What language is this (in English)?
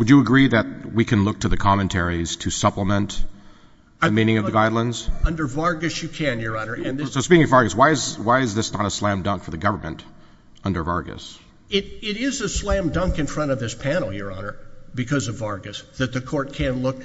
English